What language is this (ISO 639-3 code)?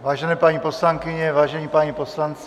ces